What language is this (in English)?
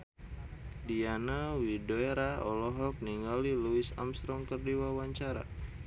Sundanese